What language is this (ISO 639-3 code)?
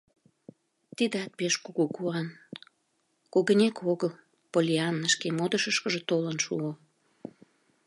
chm